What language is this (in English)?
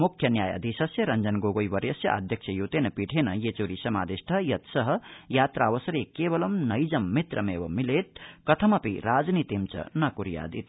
Sanskrit